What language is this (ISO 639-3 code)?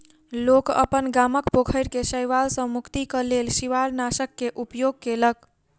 mai